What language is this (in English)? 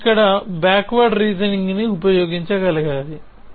Telugu